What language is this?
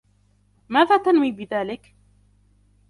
Arabic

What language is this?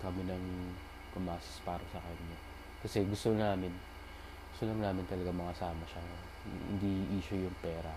Filipino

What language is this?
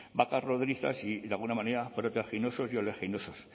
Spanish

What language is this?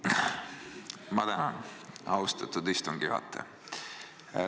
Estonian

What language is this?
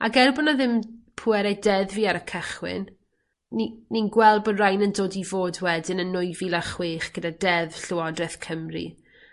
Welsh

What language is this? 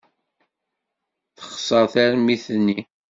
Kabyle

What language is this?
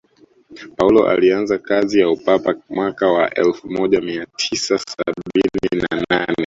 Swahili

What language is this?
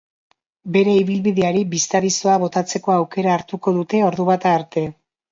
Basque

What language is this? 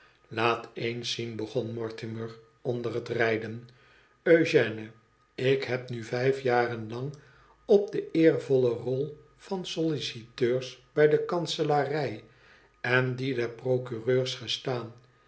Dutch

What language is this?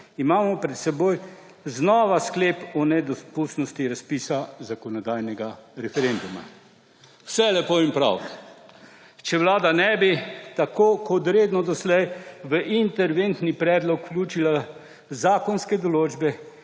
Slovenian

